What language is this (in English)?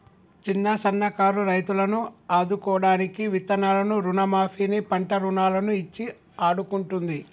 Telugu